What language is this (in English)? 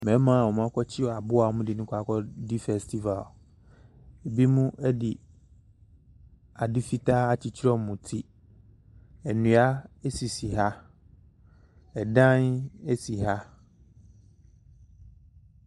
Akan